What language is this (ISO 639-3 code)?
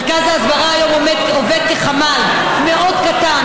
heb